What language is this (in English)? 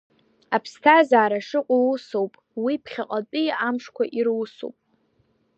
Abkhazian